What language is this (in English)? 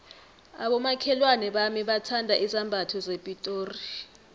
South Ndebele